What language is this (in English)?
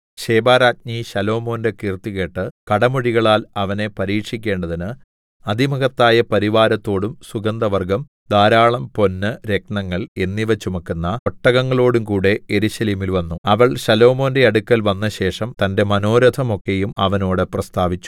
Malayalam